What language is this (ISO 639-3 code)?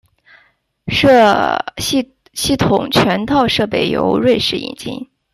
zho